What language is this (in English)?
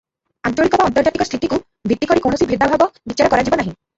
Odia